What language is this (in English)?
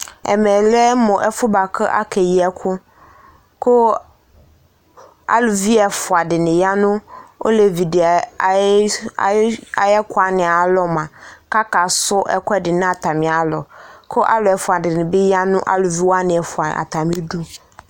Ikposo